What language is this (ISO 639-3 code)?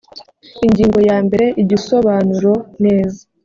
kin